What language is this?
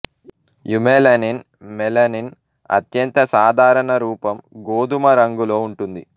Telugu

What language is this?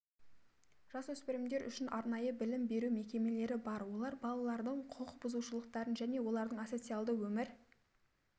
Kazakh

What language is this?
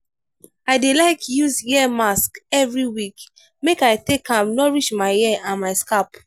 Nigerian Pidgin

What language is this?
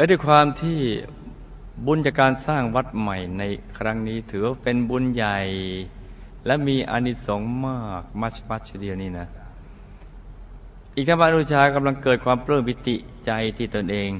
Thai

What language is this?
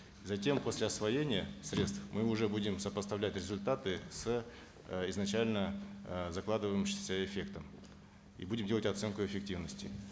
Kazakh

